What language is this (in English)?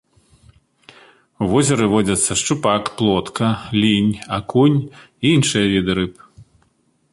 Belarusian